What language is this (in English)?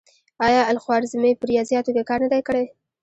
Pashto